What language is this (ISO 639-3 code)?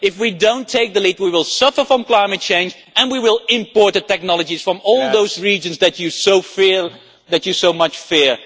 eng